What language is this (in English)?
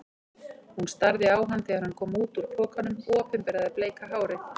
Icelandic